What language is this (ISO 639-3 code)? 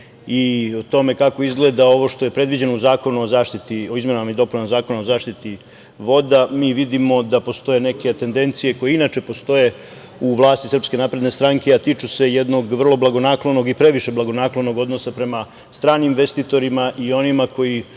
srp